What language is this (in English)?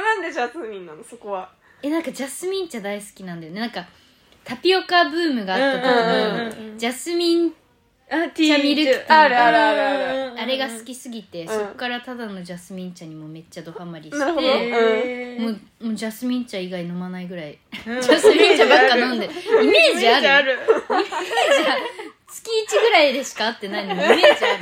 Japanese